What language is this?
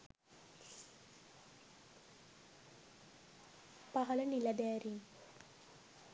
Sinhala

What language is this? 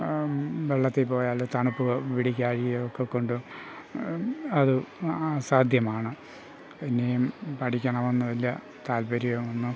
Malayalam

